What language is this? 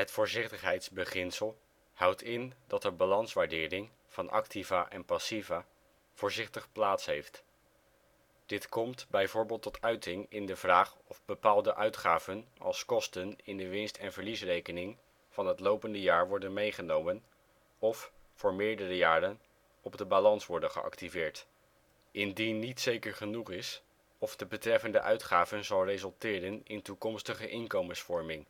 Dutch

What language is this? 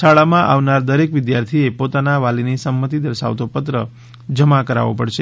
Gujarati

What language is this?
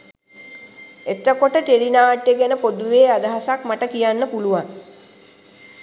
Sinhala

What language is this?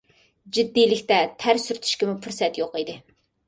Uyghur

